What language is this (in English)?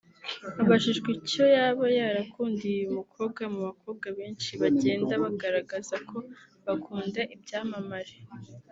Kinyarwanda